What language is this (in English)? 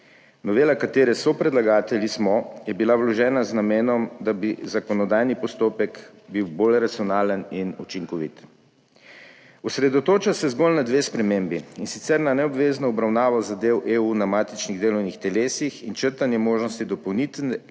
Slovenian